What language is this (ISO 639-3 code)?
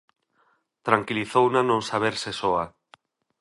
glg